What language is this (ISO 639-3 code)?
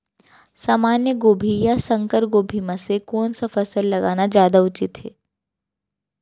hne